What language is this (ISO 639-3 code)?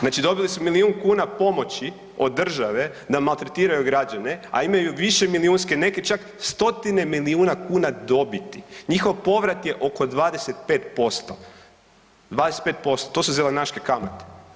hrv